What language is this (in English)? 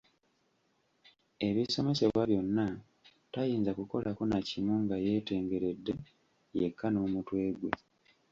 Ganda